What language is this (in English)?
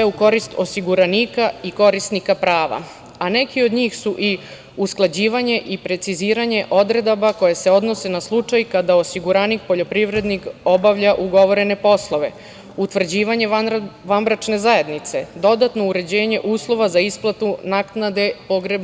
Serbian